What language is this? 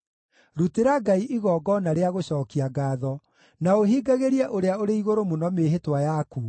Kikuyu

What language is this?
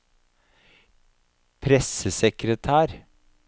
Norwegian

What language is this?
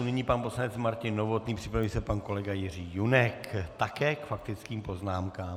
Czech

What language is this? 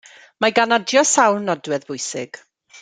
Welsh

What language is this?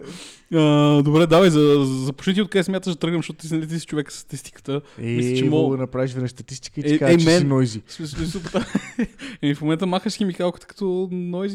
Bulgarian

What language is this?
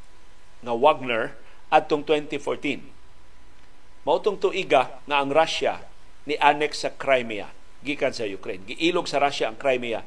Filipino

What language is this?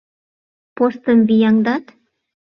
Mari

